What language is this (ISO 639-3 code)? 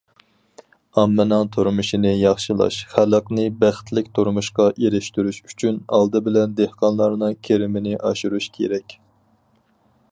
uig